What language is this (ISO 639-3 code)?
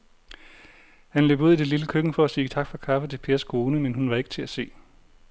dan